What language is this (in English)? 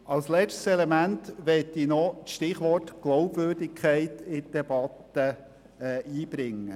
Swiss German